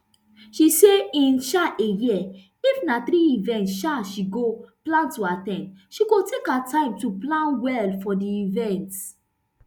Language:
Nigerian Pidgin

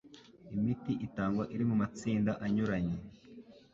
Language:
Kinyarwanda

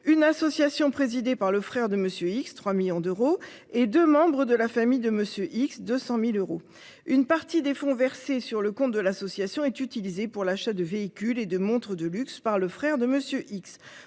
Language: French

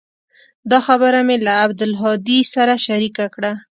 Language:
Pashto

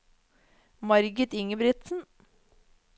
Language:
Norwegian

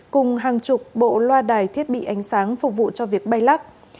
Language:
Vietnamese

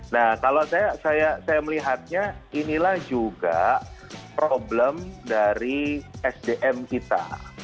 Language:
Indonesian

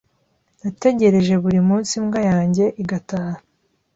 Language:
Kinyarwanda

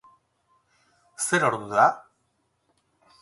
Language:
Basque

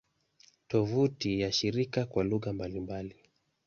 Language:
Swahili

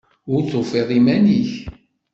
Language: Kabyle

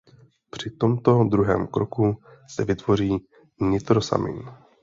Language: Czech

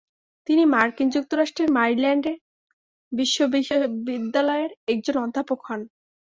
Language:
Bangla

